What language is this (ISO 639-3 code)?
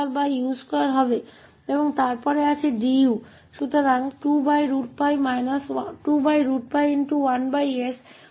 hin